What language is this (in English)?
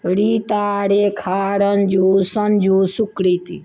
Maithili